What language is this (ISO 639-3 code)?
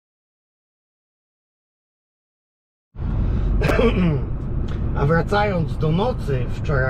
pol